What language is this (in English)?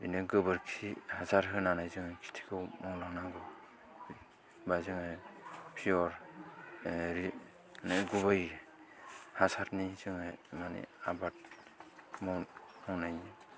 Bodo